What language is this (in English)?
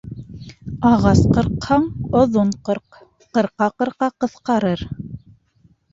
Bashkir